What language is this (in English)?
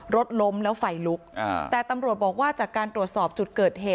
Thai